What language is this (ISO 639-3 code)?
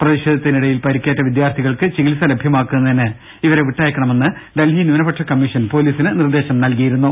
mal